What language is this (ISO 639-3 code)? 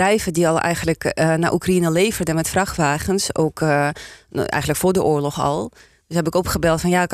nld